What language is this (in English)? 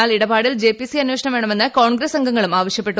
Malayalam